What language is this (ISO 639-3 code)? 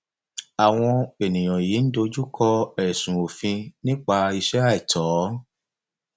yor